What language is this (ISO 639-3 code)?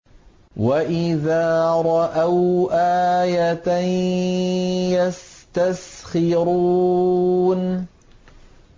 ara